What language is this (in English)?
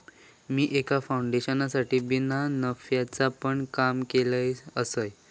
Marathi